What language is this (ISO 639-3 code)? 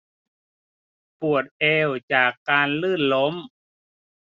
tha